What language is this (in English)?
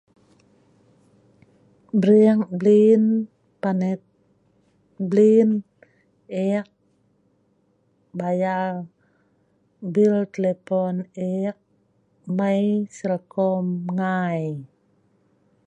Sa'ban